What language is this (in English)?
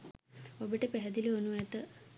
Sinhala